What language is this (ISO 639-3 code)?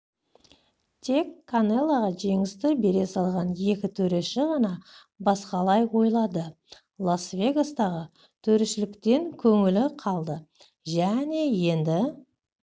kaz